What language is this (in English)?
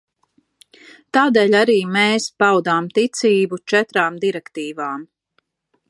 Latvian